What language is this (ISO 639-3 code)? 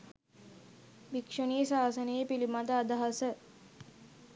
sin